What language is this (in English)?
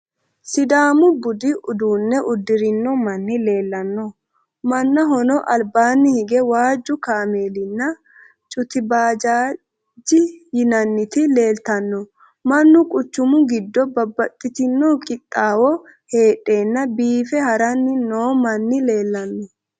Sidamo